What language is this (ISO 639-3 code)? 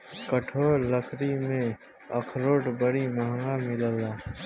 bho